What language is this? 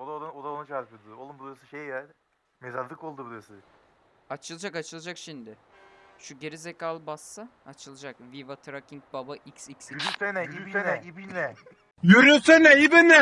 Turkish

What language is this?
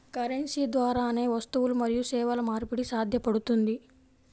Telugu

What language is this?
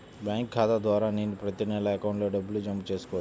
Telugu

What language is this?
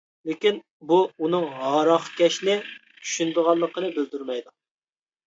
Uyghur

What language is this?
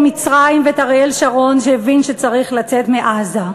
Hebrew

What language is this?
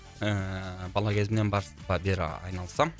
Kazakh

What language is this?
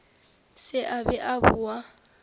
Northern Sotho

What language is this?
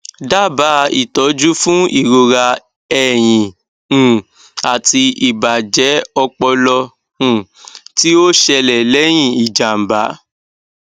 Yoruba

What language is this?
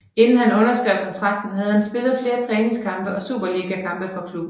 Danish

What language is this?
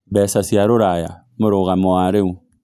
Kikuyu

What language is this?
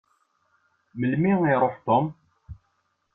Kabyle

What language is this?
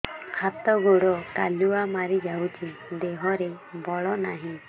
Odia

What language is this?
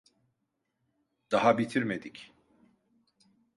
Turkish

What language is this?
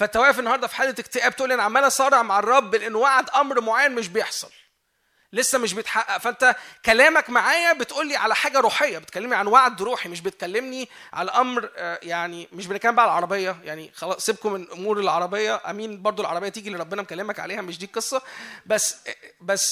Arabic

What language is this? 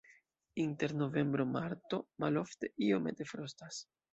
Esperanto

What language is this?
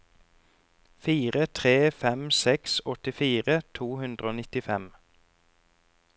Norwegian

